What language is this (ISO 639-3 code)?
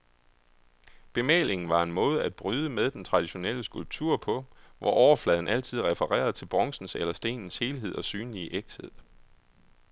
dan